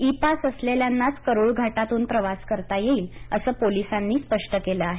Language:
Marathi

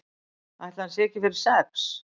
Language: Icelandic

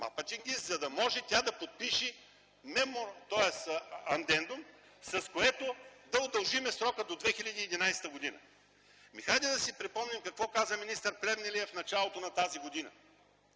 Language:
Bulgarian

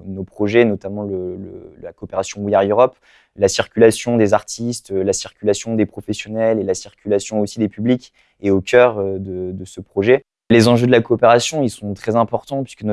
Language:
French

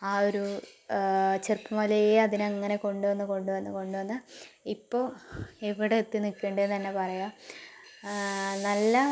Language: Malayalam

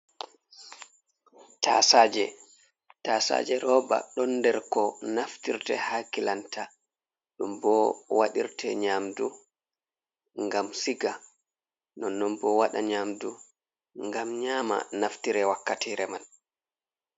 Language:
Fula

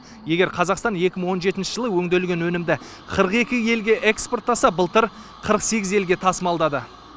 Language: Kazakh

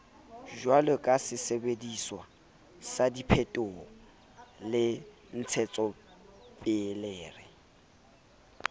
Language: Southern Sotho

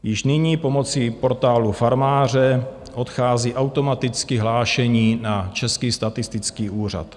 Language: Czech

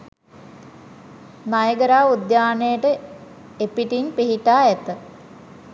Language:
Sinhala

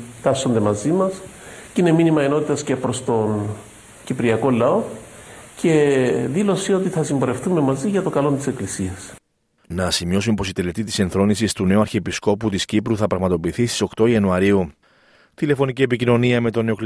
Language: Greek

